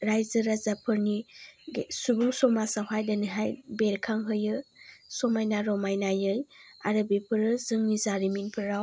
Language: Bodo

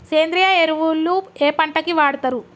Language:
Telugu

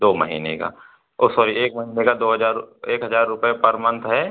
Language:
Hindi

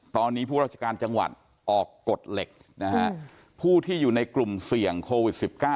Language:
Thai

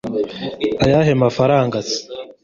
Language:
Kinyarwanda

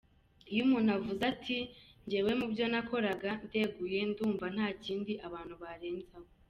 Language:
Kinyarwanda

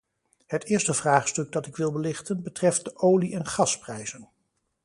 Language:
Dutch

